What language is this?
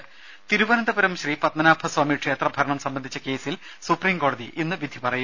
Malayalam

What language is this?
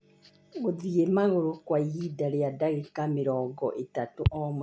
Kikuyu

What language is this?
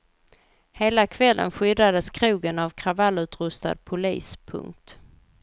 Swedish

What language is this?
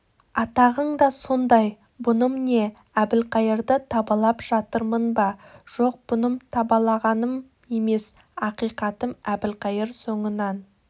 Kazakh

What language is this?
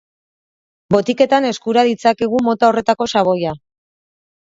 Basque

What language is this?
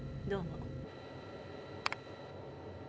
Japanese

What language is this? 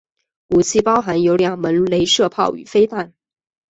Chinese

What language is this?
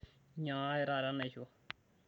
Masai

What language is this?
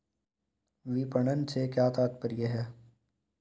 Hindi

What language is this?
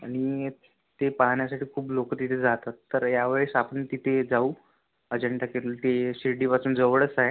Marathi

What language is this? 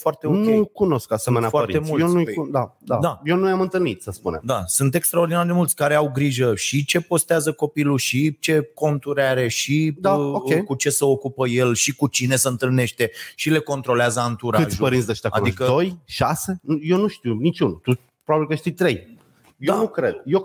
Romanian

